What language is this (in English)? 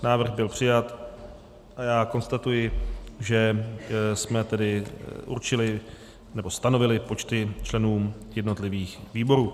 Czech